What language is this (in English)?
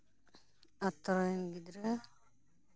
Santali